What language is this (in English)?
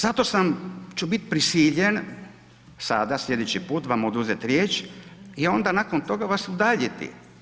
Croatian